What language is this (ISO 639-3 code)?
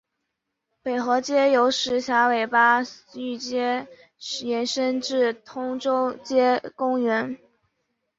zho